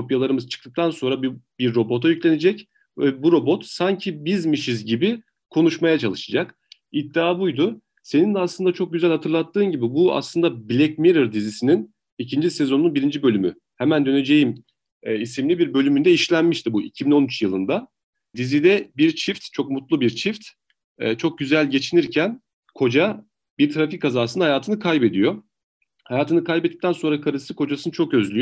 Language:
Turkish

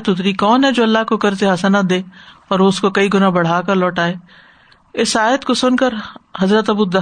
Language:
Urdu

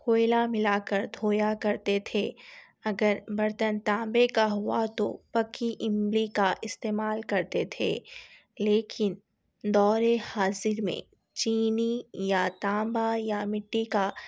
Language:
Urdu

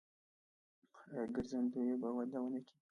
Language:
Pashto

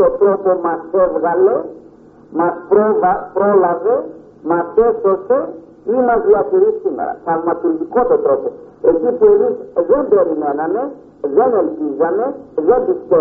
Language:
Greek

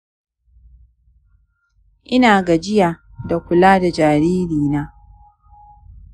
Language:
Hausa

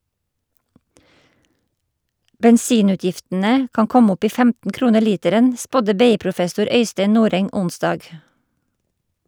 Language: Norwegian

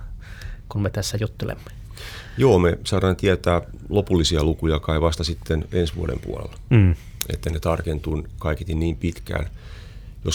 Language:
Finnish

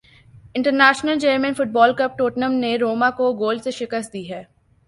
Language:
Urdu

